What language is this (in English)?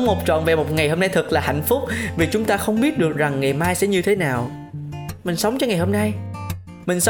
Vietnamese